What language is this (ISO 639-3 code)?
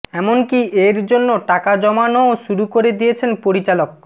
ben